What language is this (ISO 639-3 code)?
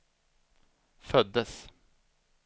swe